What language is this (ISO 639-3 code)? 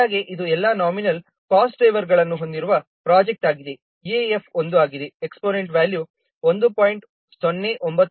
kan